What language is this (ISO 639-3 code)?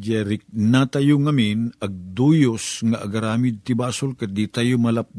fil